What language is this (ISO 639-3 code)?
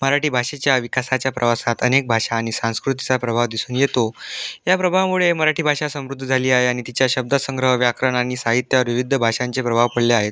mar